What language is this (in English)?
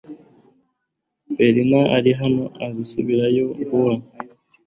Kinyarwanda